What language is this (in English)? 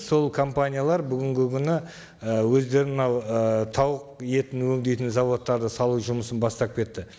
Kazakh